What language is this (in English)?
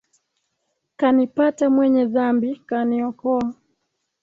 Swahili